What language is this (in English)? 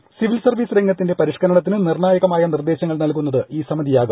Malayalam